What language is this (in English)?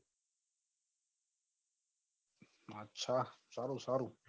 Gujarati